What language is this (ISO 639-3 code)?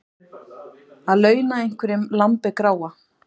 isl